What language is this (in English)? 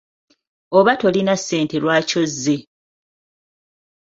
Ganda